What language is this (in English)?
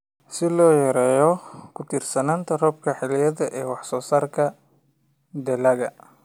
Somali